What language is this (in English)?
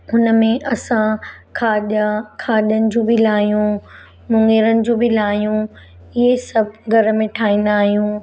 Sindhi